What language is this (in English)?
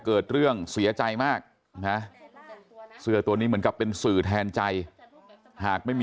Thai